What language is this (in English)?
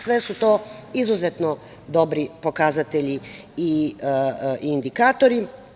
Serbian